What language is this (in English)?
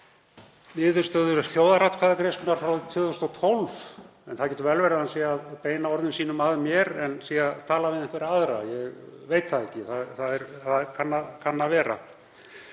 Icelandic